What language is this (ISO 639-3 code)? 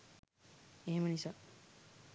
sin